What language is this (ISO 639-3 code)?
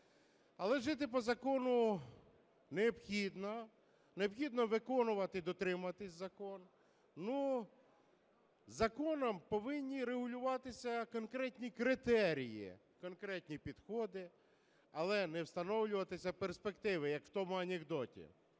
ukr